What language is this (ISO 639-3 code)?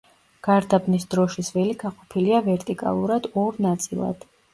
kat